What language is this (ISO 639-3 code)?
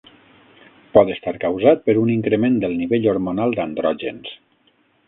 cat